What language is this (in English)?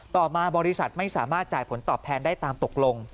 Thai